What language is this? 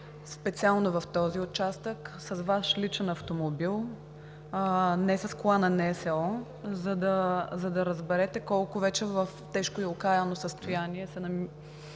Bulgarian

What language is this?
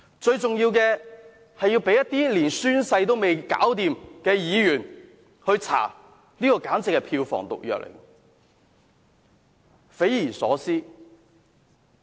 Cantonese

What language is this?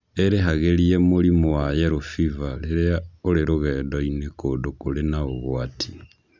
Kikuyu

